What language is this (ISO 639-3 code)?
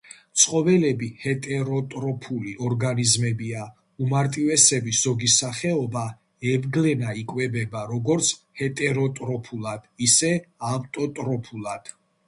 kat